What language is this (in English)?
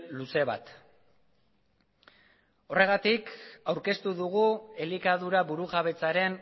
Basque